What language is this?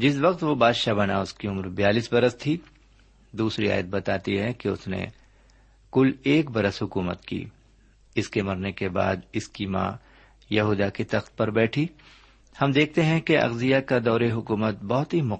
Urdu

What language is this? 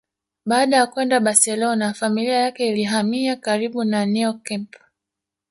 Swahili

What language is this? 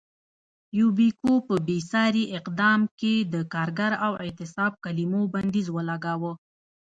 Pashto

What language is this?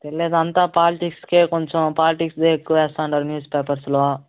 Telugu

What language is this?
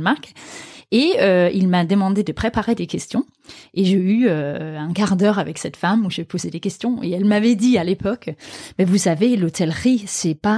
French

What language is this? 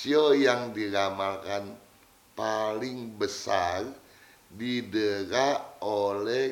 Indonesian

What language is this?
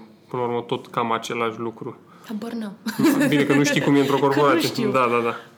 Romanian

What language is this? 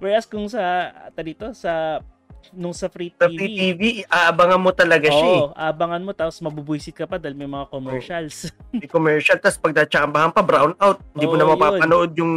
Filipino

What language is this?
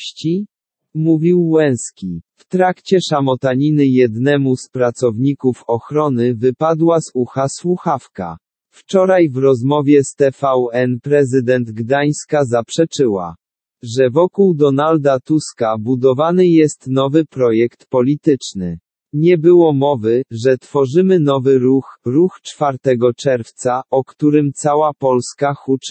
Polish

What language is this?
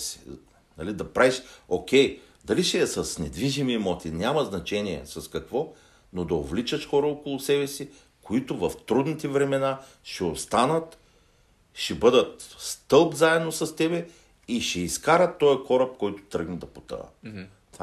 Bulgarian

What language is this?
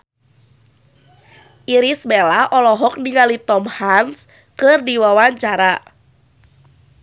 Sundanese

